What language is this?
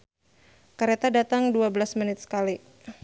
Sundanese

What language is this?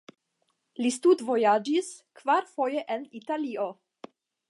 Esperanto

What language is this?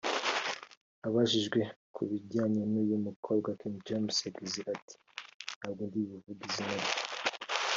Kinyarwanda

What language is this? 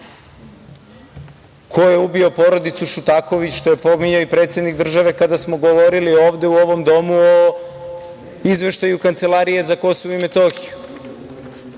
Serbian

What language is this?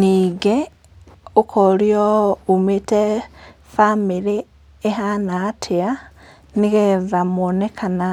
Kikuyu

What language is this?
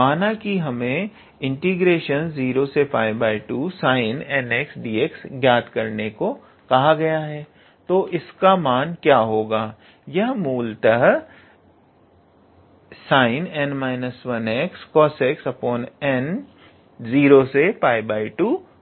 Hindi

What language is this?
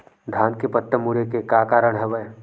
Chhattisgarhi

